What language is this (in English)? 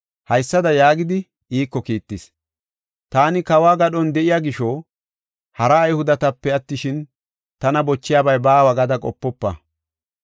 Gofa